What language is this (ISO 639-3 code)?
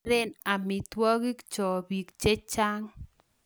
kln